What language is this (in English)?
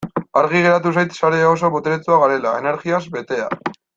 Basque